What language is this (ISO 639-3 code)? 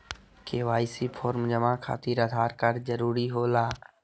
mag